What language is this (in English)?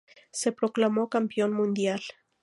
Spanish